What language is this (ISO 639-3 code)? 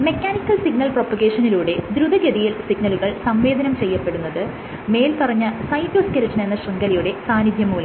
mal